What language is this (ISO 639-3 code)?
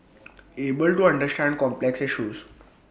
eng